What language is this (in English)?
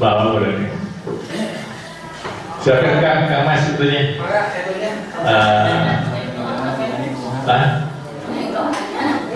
Indonesian